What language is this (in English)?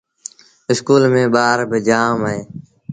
Sindhi Bhil